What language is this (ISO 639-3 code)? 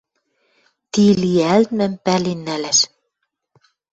mrj